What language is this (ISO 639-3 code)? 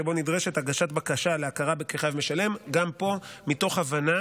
heb